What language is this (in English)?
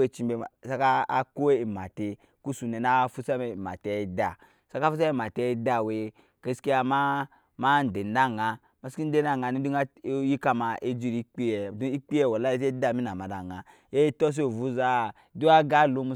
Nyankpa